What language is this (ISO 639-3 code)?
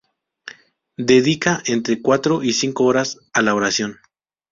spa